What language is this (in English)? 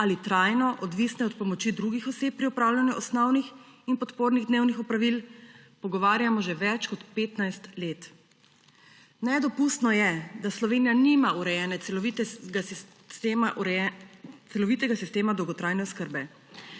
Slovenian